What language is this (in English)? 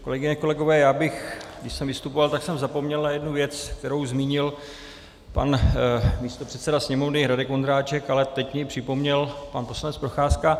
Czech